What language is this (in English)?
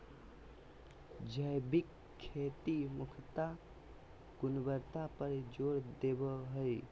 Magahi